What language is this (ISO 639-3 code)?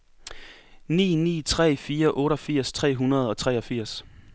dan